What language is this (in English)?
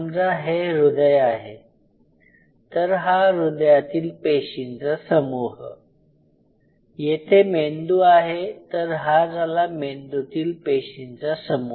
Marathi